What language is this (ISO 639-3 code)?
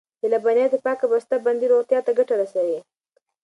pus